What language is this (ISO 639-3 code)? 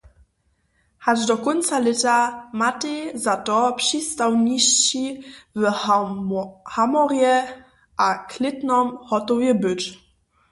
hsb